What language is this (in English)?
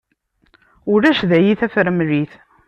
Kabyle